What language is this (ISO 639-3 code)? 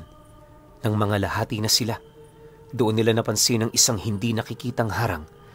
fil